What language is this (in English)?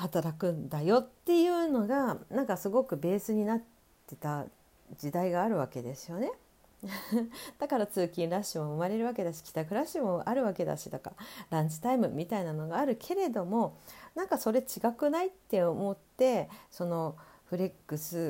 Japanese